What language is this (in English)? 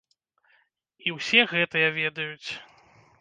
Belarusian